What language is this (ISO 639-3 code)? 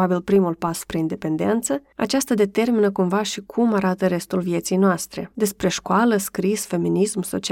ron